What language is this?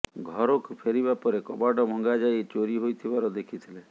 Odia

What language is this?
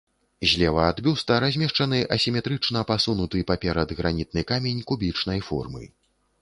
Belarusian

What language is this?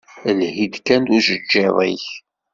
Kabyle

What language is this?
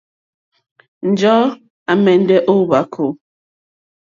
Mokpwe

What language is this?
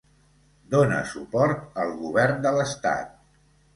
Catalan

